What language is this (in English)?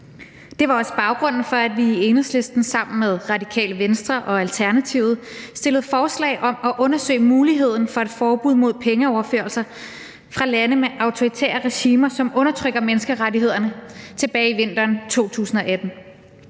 Danish